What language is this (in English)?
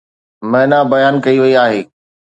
Sindhi